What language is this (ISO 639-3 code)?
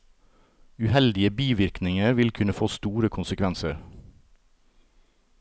nor